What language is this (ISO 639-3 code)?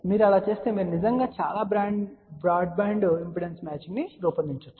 tel